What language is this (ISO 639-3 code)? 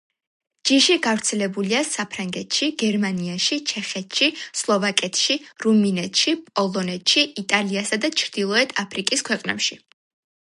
kat